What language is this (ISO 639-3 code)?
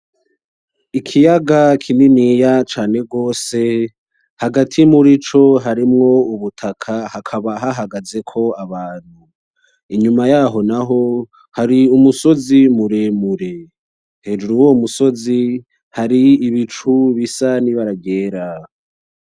run